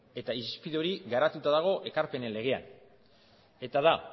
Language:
Basque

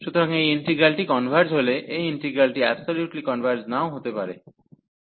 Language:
Bangla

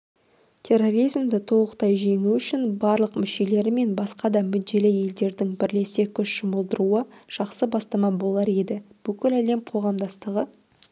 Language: Kazakh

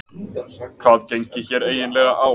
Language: Icelandic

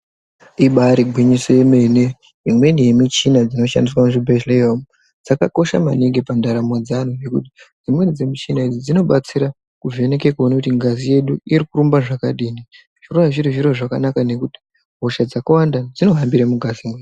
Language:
Ndau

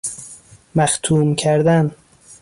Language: Persian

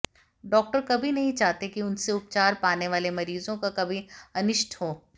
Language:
Hindi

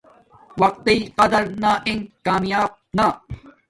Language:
Domaaki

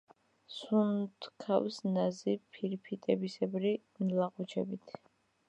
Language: Georgian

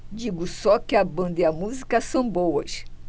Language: Portuguese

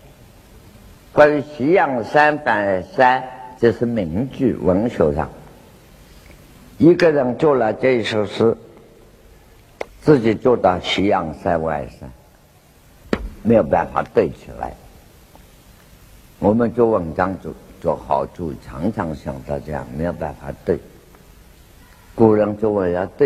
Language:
Chinese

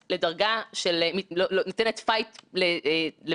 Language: Hebrew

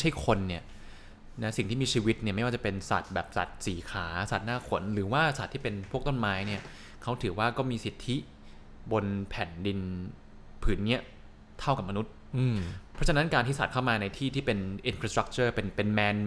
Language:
Thai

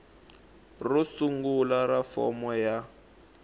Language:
Tsonga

